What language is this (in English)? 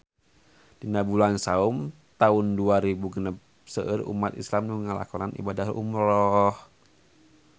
Sundanese